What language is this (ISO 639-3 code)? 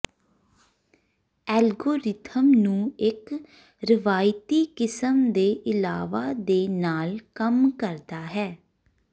pan